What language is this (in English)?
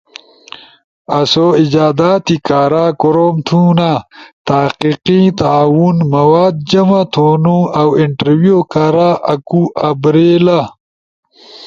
Ushojo